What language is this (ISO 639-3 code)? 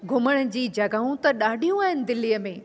snd